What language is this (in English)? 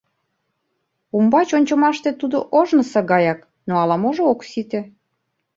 Mari